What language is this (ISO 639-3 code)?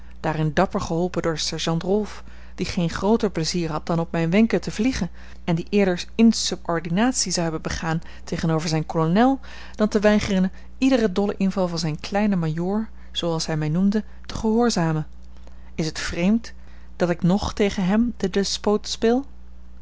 nld